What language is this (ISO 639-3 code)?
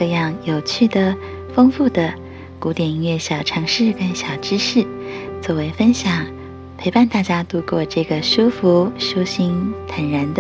zho